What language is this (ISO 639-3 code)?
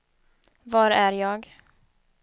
swe